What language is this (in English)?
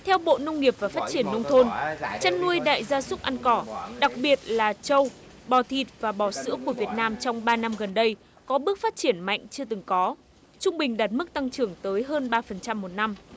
Vietnamese